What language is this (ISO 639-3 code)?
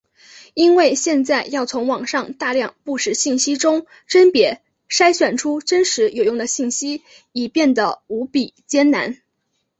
zho